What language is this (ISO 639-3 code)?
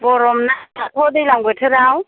brx